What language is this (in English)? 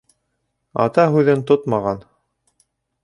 Bashkir